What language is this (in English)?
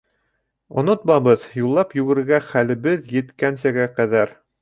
Bashkir